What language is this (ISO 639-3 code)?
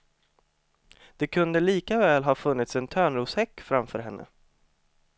swe